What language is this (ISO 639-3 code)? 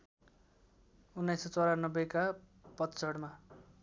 nep